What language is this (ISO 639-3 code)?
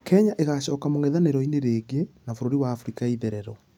kik